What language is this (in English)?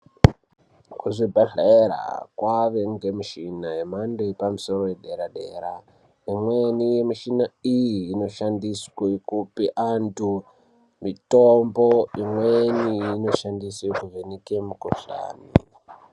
Ndau